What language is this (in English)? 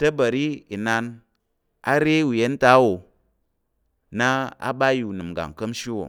Tarok